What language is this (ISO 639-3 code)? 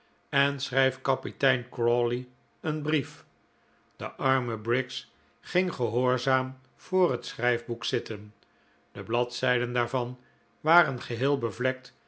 nld